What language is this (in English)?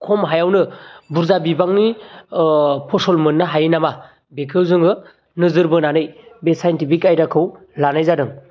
Bodo